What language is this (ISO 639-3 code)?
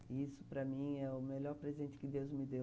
por